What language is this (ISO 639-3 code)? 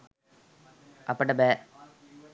sin